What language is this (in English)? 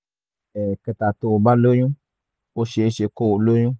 Yoruba